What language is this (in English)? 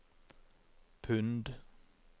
Norwegian